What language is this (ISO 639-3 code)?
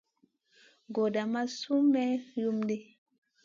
mcn